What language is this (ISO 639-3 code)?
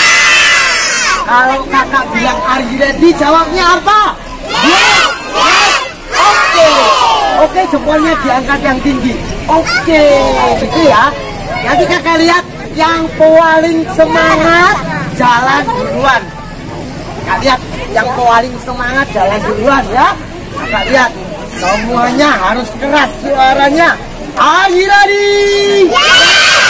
ind